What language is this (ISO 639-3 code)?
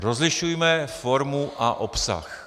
ces